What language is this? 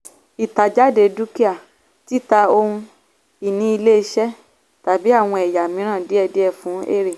Yoruba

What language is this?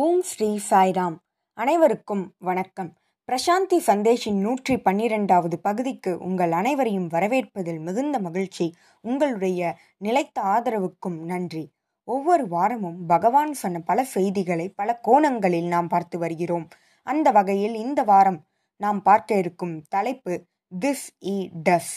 Tamil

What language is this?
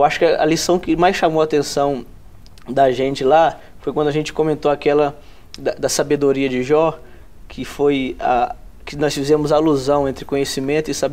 Portuguese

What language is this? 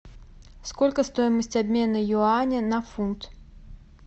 Russian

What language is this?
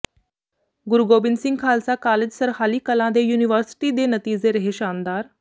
Punjabi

